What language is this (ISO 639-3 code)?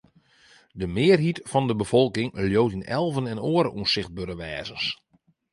fry